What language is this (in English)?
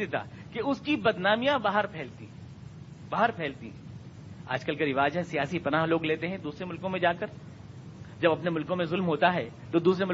Urdu